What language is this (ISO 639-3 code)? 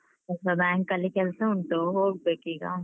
kan